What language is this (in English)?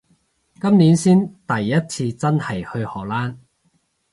Cantonese